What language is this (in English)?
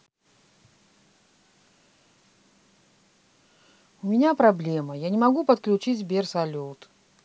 Russian